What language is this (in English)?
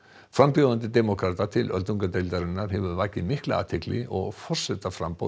Icelandic